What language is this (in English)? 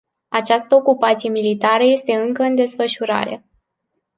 Romanian